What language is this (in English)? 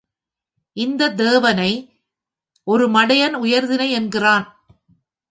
Tamil